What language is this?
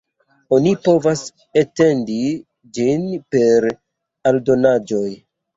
Esperanto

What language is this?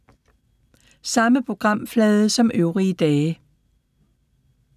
Danish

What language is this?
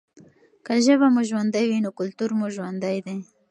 Pashto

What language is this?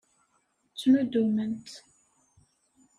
Kabyle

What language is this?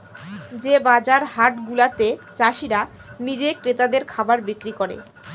Bangla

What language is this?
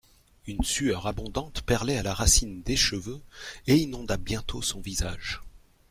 French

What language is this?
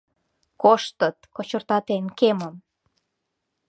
Mari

